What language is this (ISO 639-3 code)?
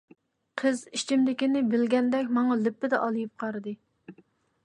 uig